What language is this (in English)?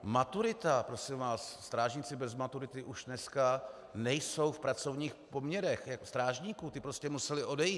Czech